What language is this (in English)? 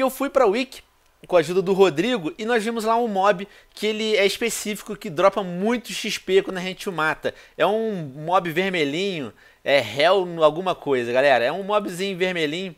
Portuguese